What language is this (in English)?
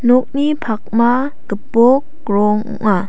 Garo